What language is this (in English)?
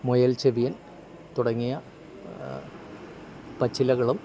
Malayalam